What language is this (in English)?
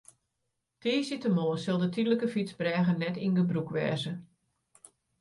Western Frisian